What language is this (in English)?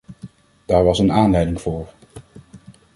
Dutch